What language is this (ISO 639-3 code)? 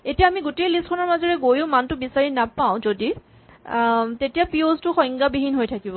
asm